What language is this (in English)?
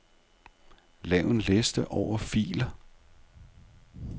Danish